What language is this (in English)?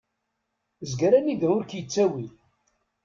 Kabyle